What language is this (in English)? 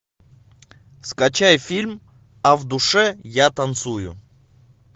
Russian